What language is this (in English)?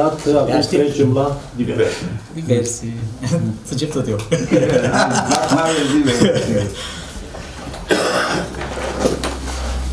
Romanian